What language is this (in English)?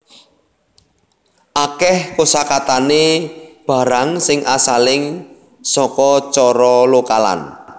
Javanese